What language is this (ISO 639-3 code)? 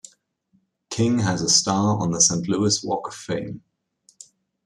eng